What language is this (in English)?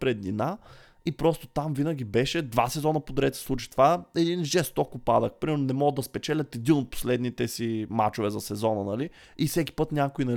Bulgarian